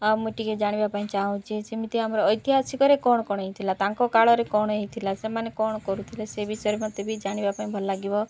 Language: Odia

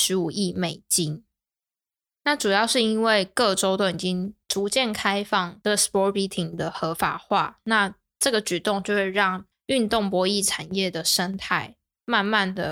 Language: Chinese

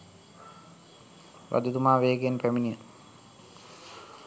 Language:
Sinhala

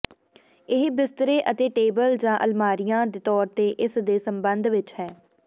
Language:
Punjabi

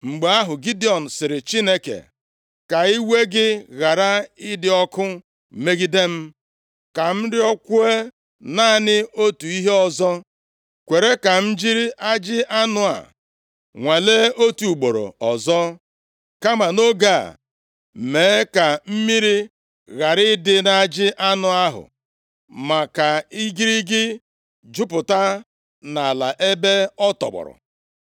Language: Igbo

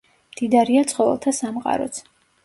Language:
Georgian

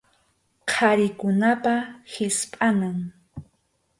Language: Arequipa-La Unión Quechua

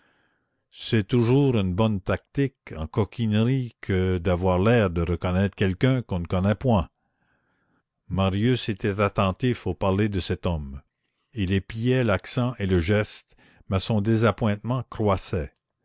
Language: French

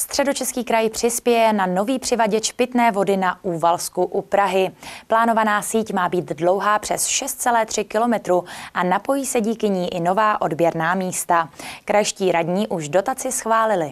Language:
Czech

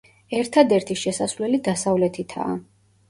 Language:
Georgian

